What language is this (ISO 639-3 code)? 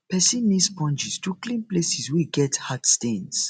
pcm